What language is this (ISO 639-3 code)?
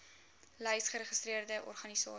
afr